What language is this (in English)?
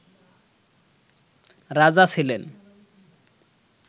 Bangla